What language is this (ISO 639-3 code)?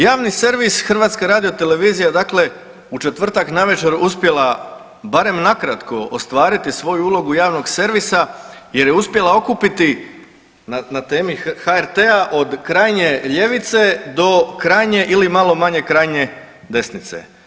hrv